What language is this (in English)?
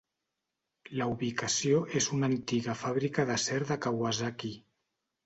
Catalan